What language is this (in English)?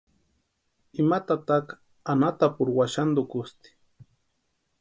Western Highland Purepecha